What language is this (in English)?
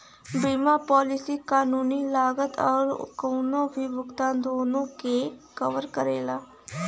Bhojpuri